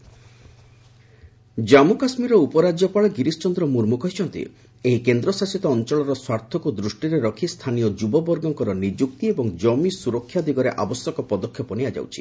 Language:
Odia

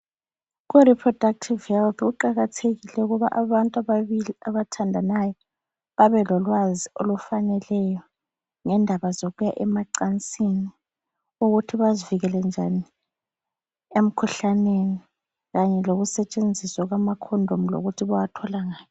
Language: North Ndebele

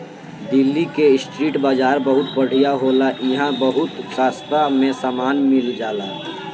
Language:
Bhojpuri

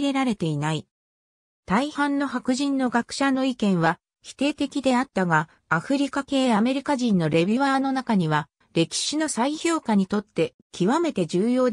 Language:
Japanese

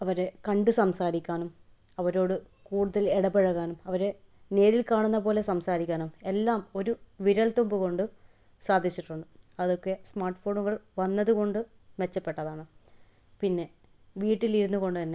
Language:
Malayalam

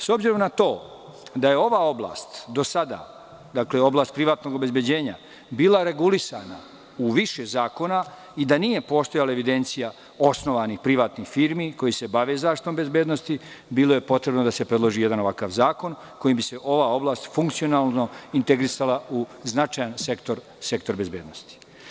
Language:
Serbian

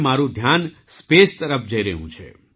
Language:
Gujarati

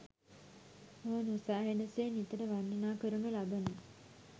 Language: Sinhala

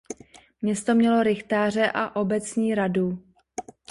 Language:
Czech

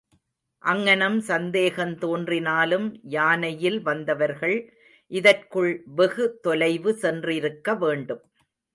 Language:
Tamil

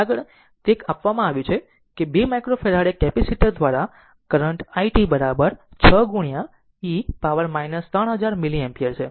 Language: Gujarati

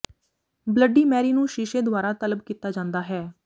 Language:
Punjabi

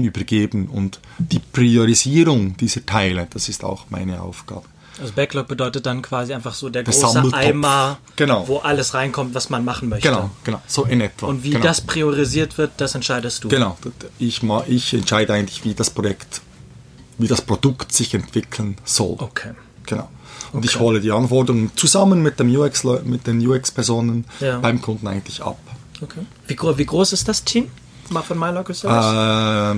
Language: German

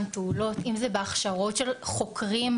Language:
Hebrew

